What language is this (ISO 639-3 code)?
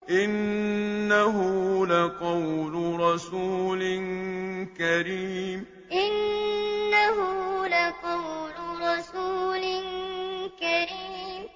ara